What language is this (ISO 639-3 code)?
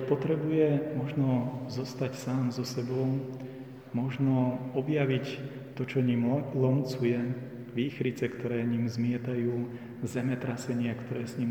slk